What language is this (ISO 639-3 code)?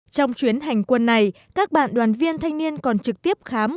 vie